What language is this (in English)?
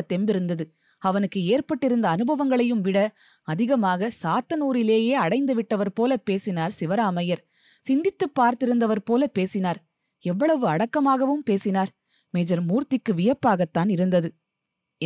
Tamil